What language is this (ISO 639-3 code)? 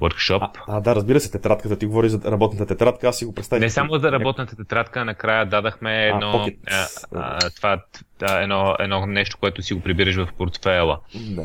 bul